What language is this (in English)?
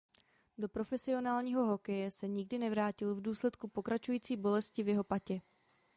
Czech